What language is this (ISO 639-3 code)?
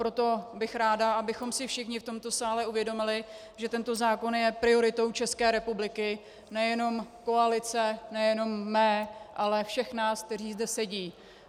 ces